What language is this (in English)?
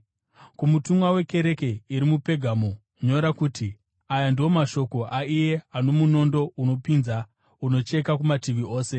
Shona